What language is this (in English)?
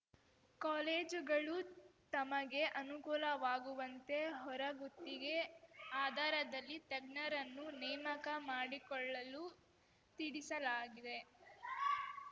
Kannada